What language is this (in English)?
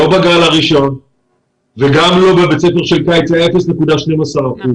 Hebrew